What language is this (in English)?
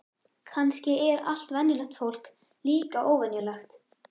Icelandic